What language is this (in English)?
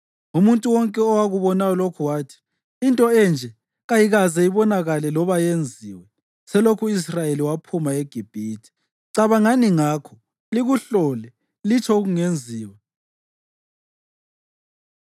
North Ndebele